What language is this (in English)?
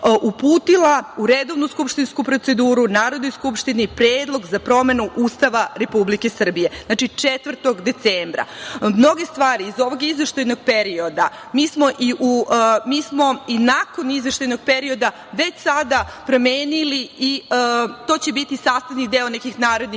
Serbian